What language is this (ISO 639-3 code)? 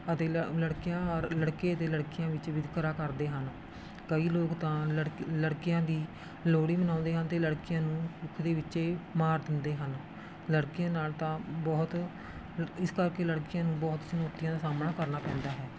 pan